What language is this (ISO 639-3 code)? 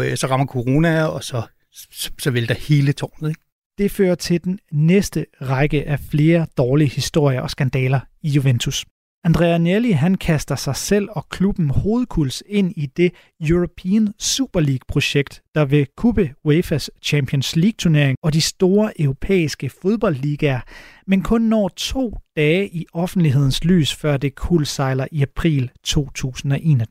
dan